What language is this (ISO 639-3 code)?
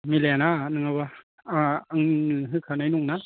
brx